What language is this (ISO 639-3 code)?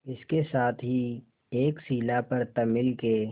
hin